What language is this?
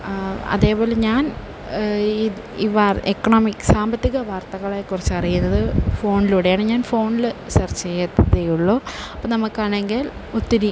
Malayalam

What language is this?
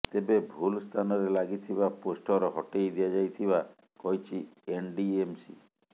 Odia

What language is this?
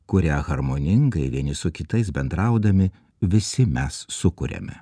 Lithuanian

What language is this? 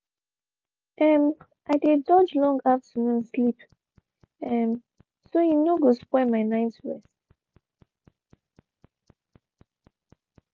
Nigerian Pidgin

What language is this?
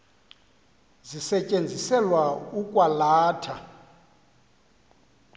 Xhosa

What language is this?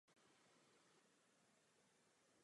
Czech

